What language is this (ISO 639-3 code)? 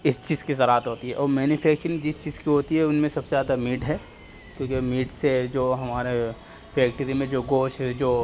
urd